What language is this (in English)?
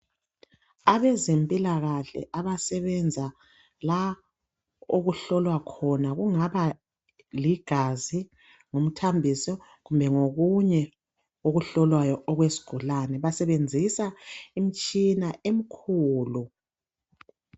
North Ndebele